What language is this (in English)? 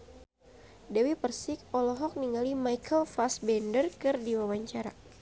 Sundanese